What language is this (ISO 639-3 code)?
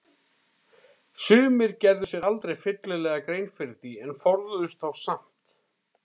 isl